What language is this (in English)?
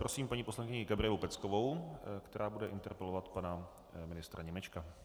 Czech